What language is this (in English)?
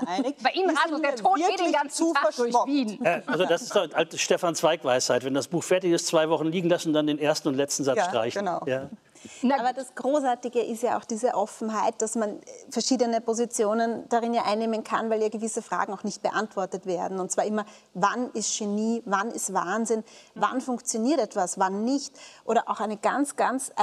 German